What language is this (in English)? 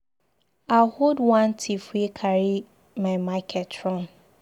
Nigerian Pidgin